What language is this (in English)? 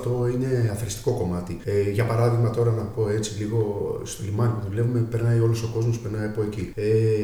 Greek